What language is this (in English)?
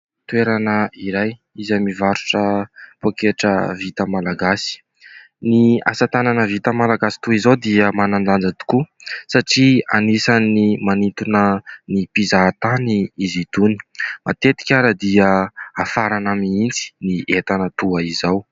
Malagasy